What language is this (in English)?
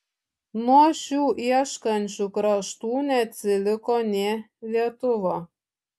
Lithuanian